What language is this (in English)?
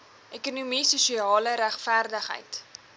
Afrikaans